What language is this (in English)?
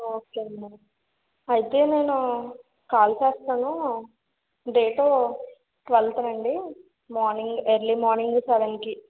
Telugu